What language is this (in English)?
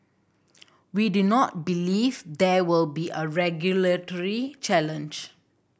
English